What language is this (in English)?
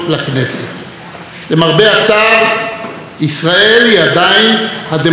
Hebrew